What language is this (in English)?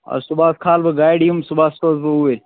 Kashmiri